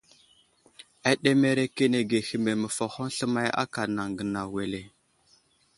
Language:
Wuzlam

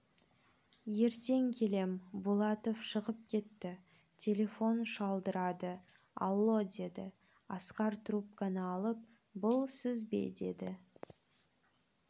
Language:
Kazakh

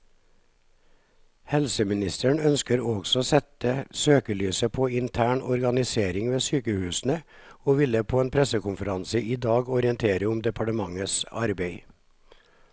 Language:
Norwegian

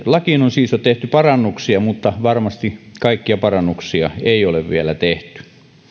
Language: Finnish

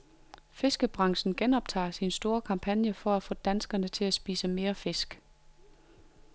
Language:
Danish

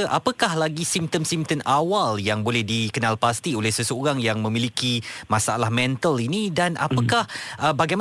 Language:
Malay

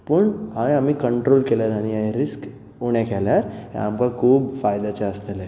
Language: Konkani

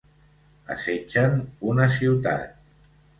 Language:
Catalan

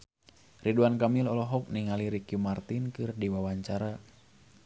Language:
Sundanese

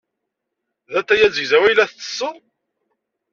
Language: Kabyle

